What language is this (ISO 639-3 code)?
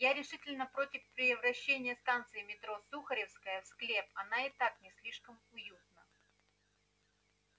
rus